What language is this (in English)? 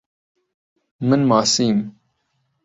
Central Kurdish